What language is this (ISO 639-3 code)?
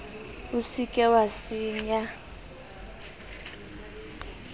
sot